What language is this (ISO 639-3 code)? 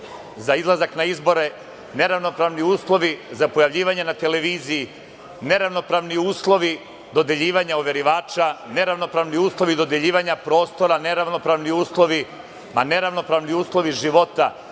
srp